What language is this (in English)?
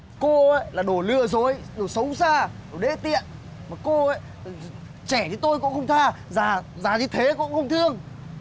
Vietnamese